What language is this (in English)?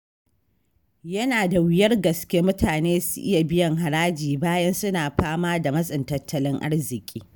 Hausa